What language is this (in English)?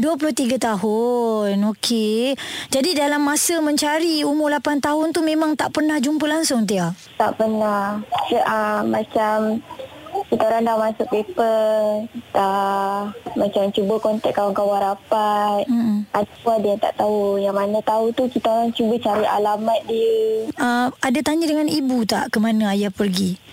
Malay